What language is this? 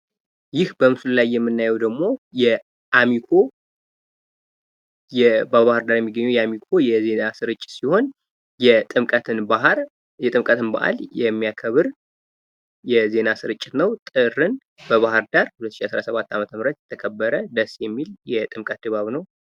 Amharic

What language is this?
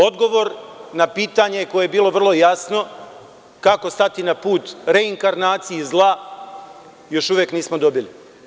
Serbian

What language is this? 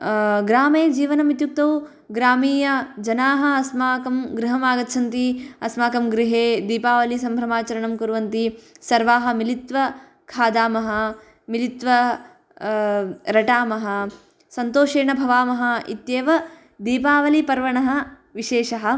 Sanskrit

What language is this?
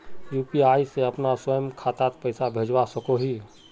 Magahi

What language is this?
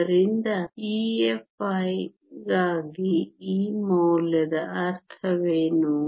Kannada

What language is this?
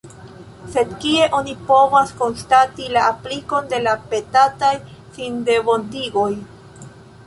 Esperanto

